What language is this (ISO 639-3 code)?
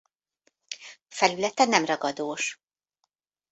hun